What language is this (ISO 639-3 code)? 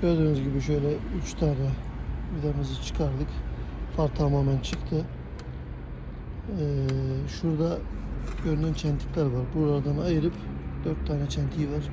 tur